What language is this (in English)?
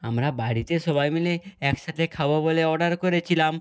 Bangla